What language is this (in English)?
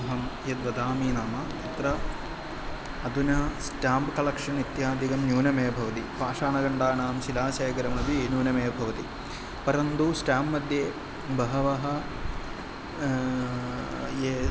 Sanskrit